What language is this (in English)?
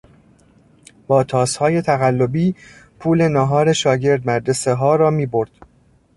Persian